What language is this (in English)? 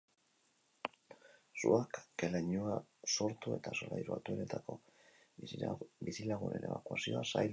Basque